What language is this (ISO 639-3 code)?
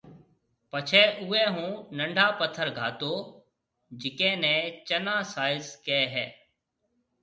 mve